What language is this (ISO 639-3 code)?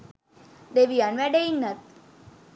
sin